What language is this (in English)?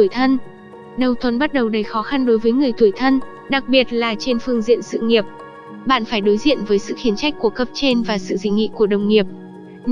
Vietnamese